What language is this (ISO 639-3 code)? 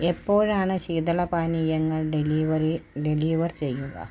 mal